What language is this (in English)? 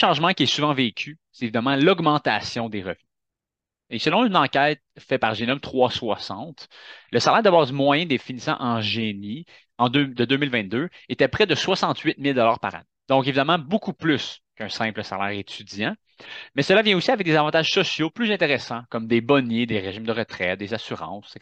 French